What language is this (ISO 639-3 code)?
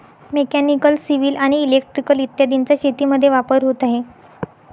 mar